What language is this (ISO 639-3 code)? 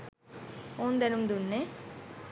sin